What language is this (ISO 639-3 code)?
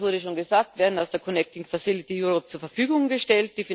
deu